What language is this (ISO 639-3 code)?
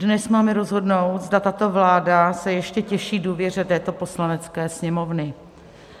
ces